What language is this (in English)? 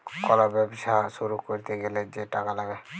Bangla